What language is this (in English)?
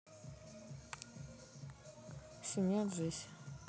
Russian